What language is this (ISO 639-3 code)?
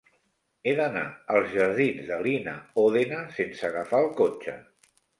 cat